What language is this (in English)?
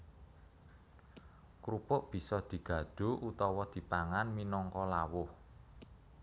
Javanese